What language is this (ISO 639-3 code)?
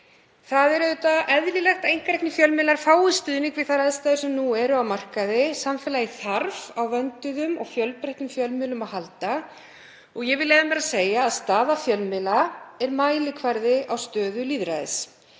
isl